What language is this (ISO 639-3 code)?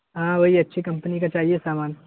urd